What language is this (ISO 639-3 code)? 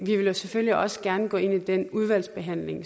dan